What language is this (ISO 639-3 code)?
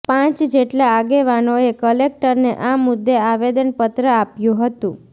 guj